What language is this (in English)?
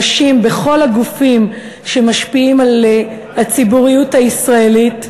Hebrew